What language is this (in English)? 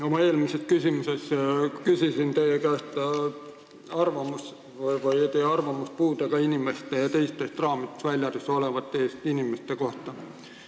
Estonian